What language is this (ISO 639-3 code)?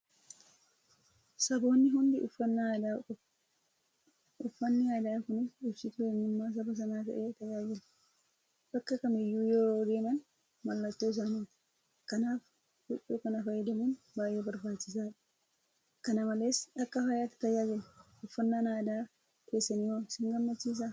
orm